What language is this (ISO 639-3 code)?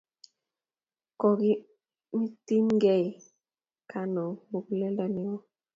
kln